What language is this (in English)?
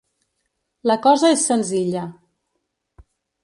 Catalan